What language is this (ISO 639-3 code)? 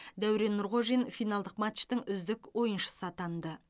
kaz